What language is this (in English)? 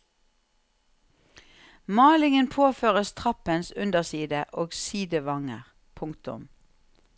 Norwegian